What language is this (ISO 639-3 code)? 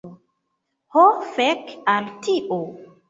epo